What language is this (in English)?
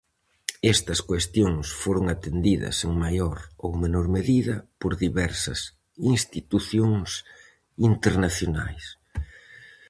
Galician